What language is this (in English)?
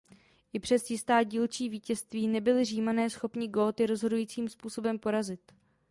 Czech